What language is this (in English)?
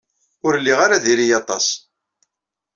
Kabyle